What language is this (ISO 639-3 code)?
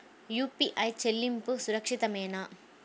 tel